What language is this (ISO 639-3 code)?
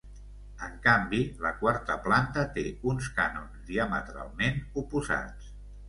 cat